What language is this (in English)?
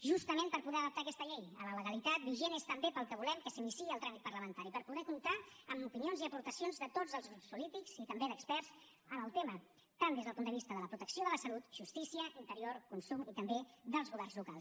Catalan